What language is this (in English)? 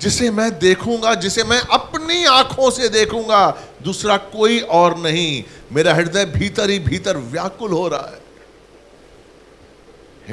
Hindi